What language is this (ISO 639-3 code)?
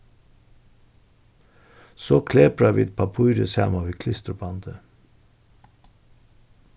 fao